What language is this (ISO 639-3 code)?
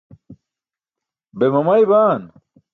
bsk